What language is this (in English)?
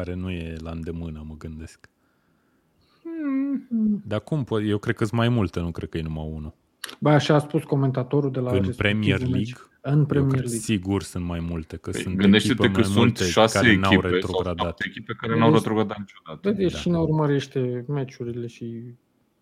Romanian